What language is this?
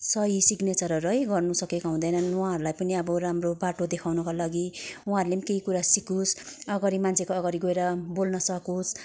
Nepali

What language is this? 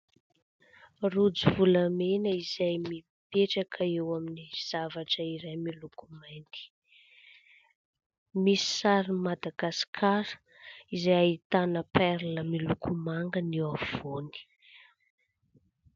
Malagasy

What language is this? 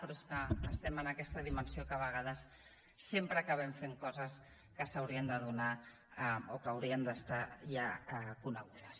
Catalan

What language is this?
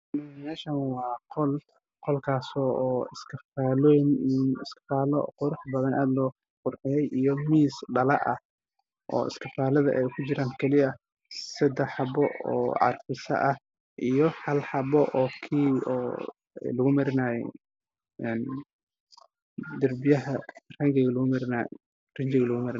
Somali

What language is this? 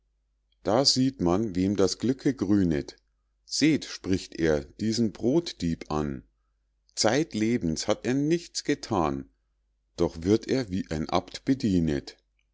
German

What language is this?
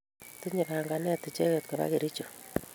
Kalenjin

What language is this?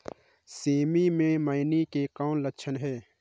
Chhattisgarhi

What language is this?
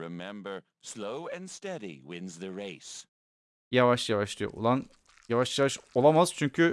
Turkish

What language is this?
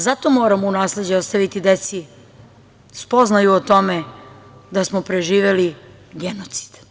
Serbian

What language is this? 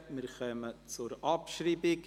Swiss German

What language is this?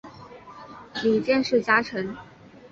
Chinese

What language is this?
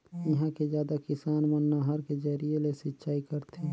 Chhattisgarhi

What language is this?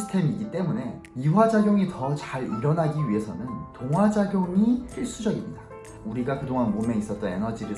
Korean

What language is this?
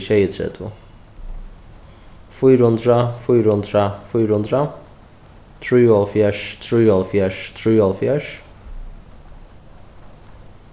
Faroese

